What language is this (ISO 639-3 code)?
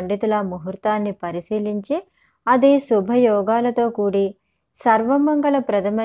tel